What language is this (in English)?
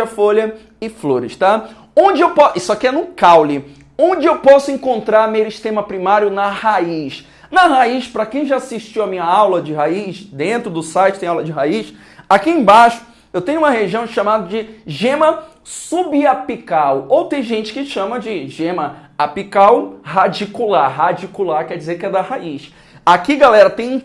Portuguese